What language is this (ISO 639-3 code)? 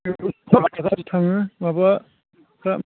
brx